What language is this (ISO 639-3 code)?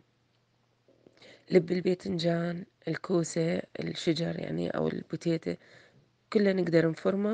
ara